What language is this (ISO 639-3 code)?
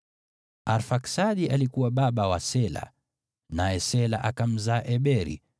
swa